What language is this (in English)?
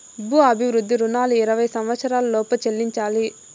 Telugu